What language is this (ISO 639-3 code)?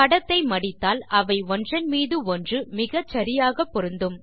tam